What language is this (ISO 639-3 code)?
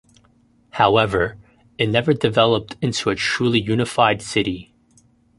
eng